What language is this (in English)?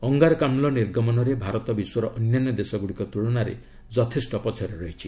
Odia